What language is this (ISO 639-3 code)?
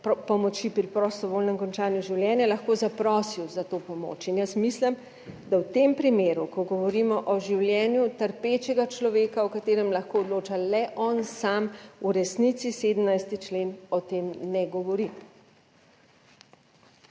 slv